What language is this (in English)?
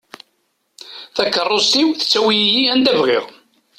Kabyle